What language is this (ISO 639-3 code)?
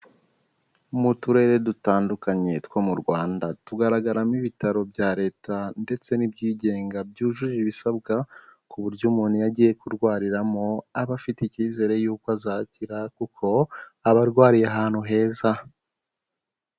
kin